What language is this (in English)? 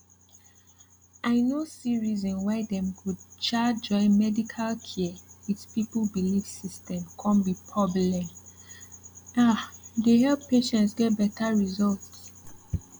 Nigerian Pidgin